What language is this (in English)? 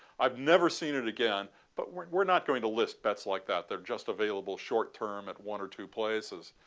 English